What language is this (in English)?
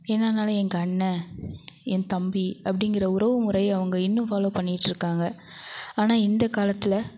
Tamil